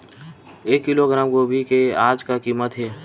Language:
Chhattisgarhi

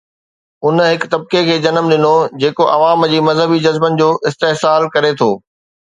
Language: Sindhi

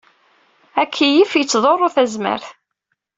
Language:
Kabyle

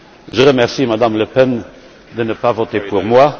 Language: French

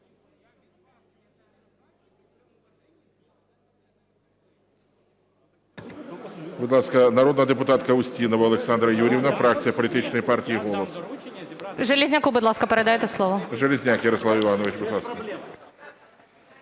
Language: Ukrainian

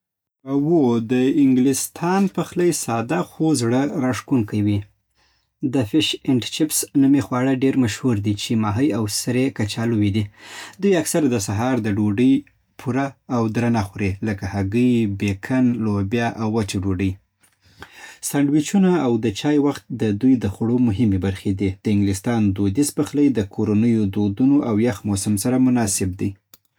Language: Southern Pashto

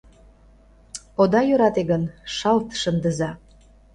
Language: Mari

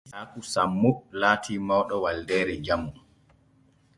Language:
Borgu Fulfulde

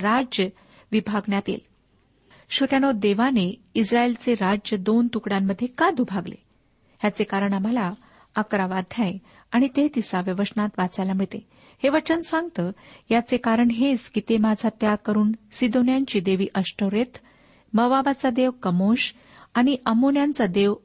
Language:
Marathi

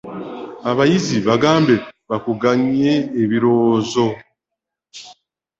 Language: Ganda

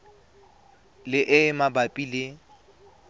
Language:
Tswana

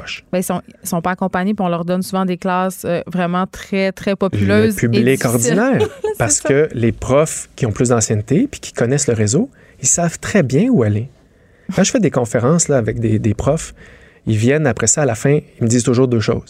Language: French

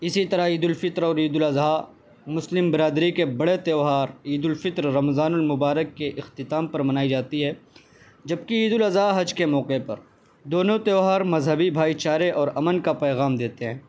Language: Urdu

